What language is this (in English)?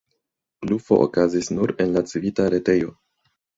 Esperanto